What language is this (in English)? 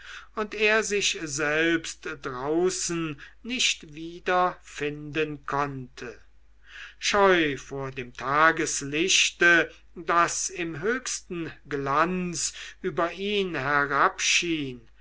German